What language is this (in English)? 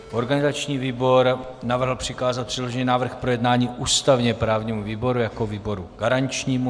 Czech